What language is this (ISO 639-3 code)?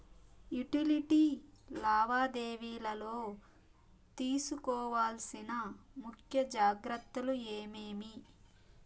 tel